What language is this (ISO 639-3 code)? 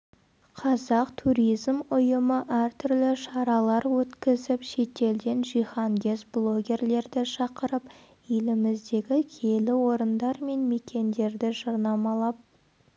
kaz